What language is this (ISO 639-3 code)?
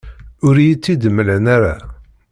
kab